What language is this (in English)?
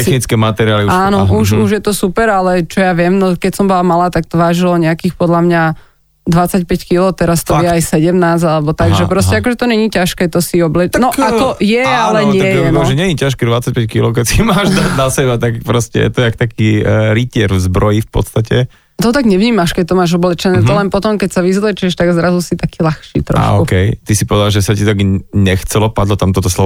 Slovak